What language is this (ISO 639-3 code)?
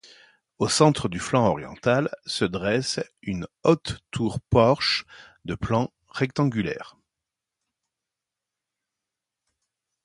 fra